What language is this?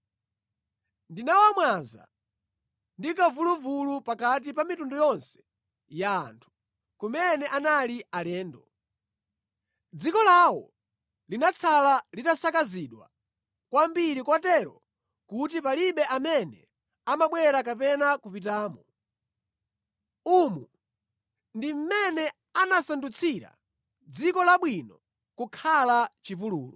Nyanja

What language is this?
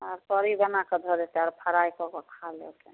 Maithili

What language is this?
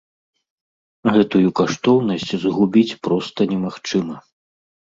Belarusian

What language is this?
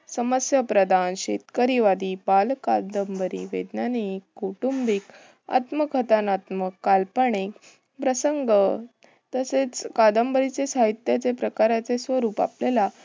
Marathi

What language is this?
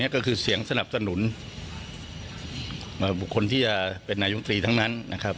Thai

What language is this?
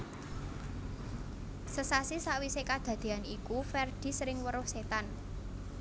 Javanese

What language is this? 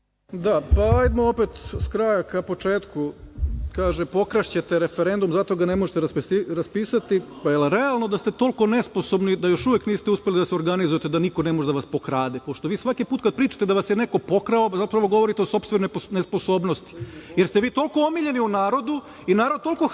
Serbian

